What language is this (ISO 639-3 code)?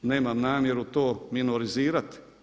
hrv